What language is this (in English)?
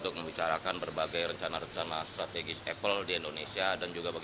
Indonesian